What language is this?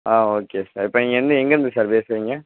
Tamil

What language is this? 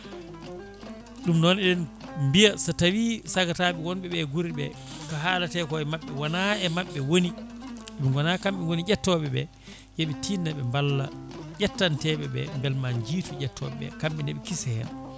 Fula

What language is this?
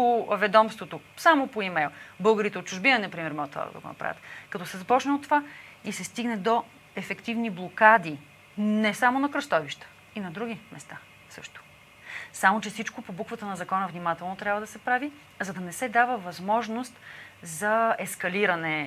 Bulgarian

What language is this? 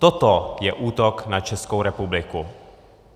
Czech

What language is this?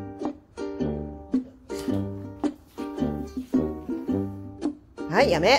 Japanese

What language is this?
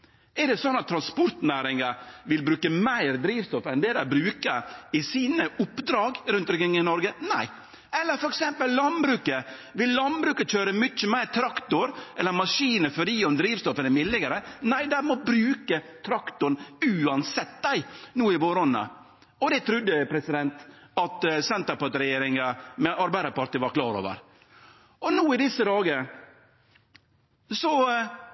Norwegian Nynorsk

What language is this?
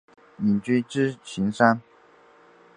Chinese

